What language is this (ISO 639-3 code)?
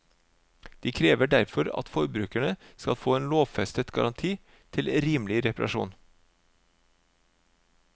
nor